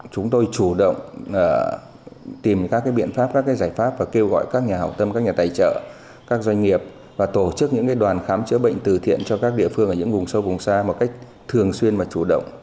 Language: Vietnamese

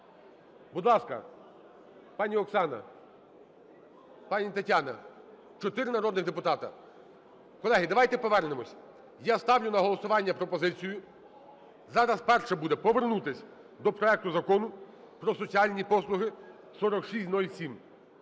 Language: Ukrainian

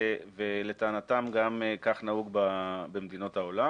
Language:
Hebrew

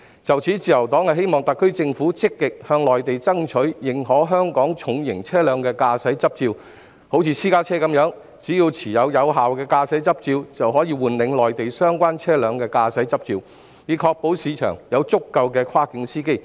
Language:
Cantonese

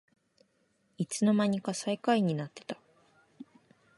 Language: Japanese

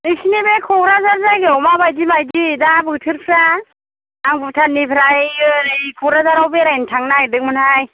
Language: Bodo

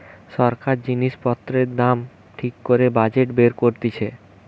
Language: Bangla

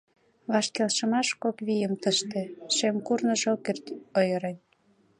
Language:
Mari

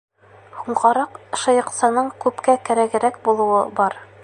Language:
Bashkir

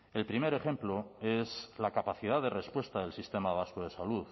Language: Spanish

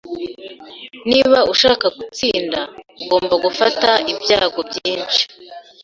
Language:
Kinyarwanda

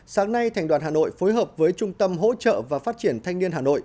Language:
Vietnamese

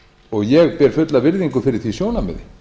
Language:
Icelandic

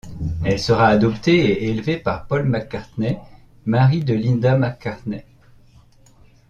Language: French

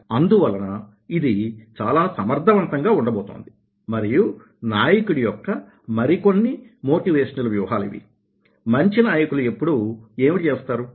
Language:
Telugu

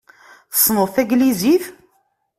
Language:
Kabyle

